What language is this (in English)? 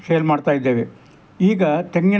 Kannada